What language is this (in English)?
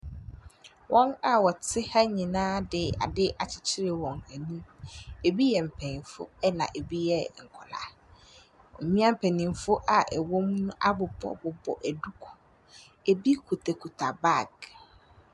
Akan